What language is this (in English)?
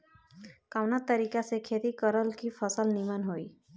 Bhojpuri